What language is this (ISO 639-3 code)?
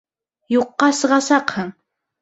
bak